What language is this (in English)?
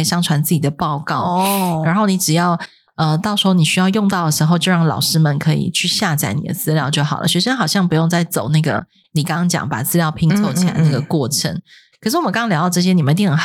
Chinese